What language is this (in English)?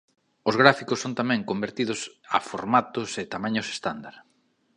Galician